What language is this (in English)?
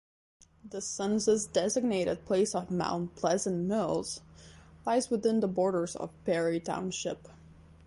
English